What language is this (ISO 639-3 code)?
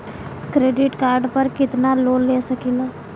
bho